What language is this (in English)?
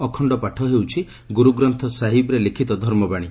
Odia